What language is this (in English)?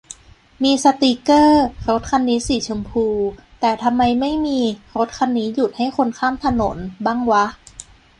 Thai